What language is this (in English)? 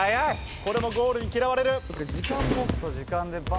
Japanese